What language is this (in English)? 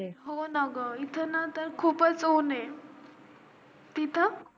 Marathi